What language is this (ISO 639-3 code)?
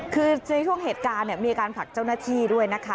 tha